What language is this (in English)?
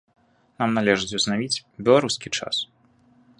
Belarusian